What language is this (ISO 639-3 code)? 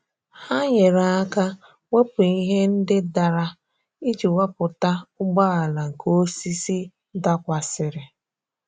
ibo